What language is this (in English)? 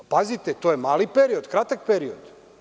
Serbian